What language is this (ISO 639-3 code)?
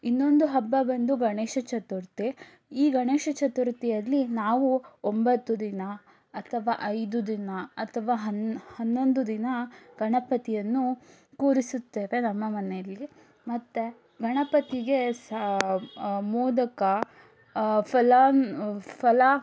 kan